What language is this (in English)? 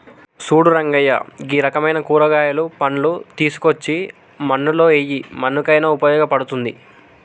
Telugu